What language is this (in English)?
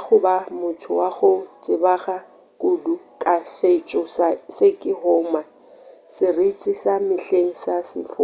Northern Sotho